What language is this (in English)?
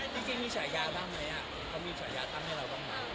Thai